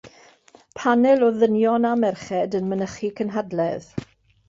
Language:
Welsh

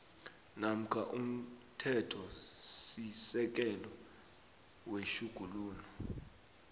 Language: South Ndebele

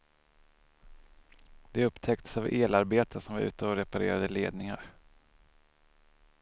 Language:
Swedish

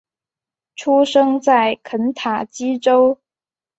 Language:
Chinese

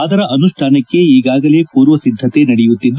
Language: Kannada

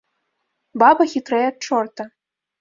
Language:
Belarusian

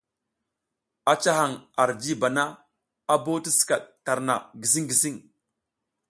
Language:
South Giziga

